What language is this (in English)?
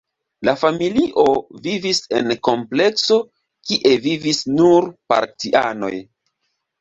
Esperanto